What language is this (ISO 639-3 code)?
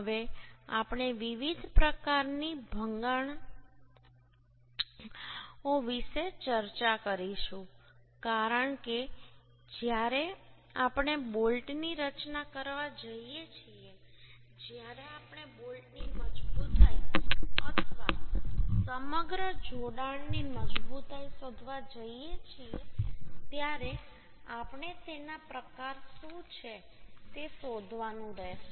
guj